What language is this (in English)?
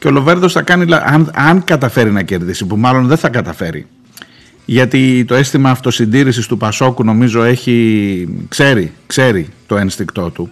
Greek